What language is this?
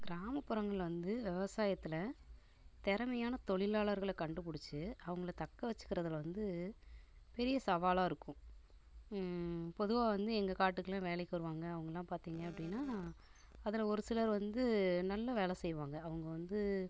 Tamil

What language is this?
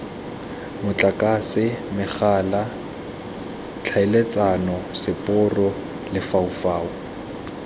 Tswana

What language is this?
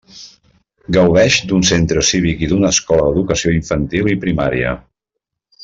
Catalan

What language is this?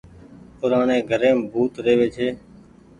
Goaria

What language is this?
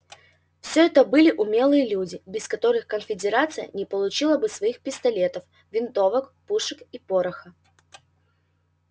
Russian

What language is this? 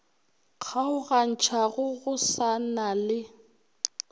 Northern Sotho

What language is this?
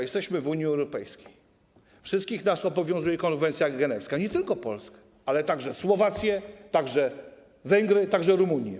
Polish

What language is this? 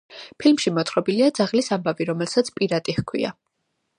Georgian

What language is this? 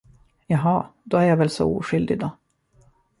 Swedish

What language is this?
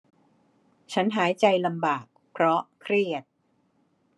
Thai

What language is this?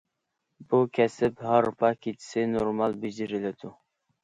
Uyghur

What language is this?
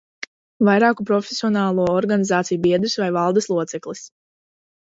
Latvian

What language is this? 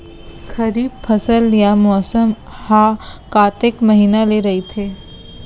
Chhattisgarhi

